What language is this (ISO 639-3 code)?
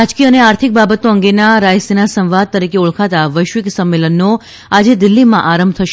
guj